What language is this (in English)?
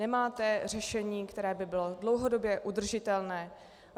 Czech